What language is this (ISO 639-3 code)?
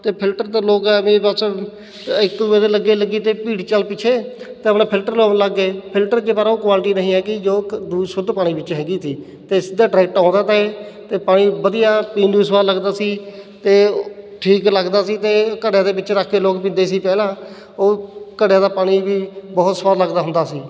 pan